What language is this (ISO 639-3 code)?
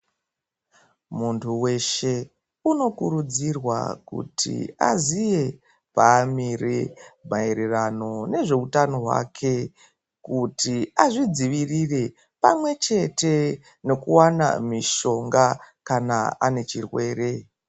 ndc